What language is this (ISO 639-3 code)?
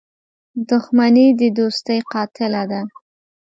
pus